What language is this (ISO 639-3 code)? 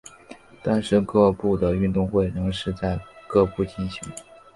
zho